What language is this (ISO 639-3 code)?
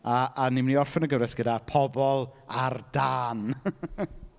cym